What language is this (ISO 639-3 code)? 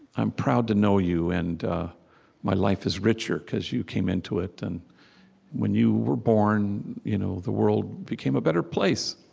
eng